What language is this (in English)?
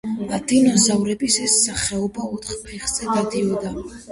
Georgian